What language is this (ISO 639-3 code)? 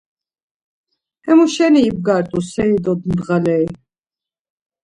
lzz